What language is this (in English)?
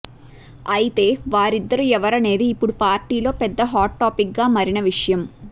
Telugu